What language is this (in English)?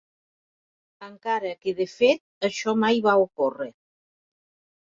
Catalan